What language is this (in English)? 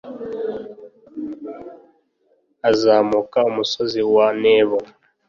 Kinyarwanda